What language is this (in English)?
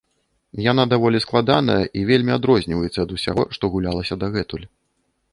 Belarusian